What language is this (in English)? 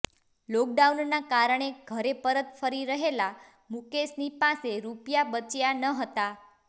Gujarati